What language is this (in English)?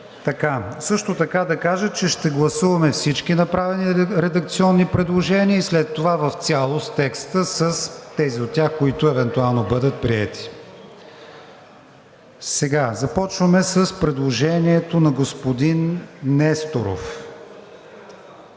Bulgarian